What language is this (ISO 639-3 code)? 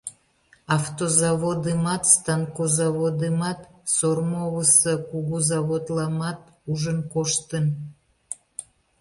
chm